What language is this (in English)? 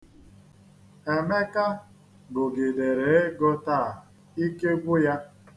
Igbo